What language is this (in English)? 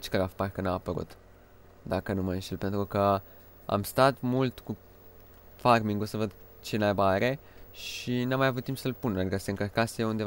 Romanian